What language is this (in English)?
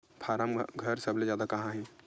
Chhattisgarhi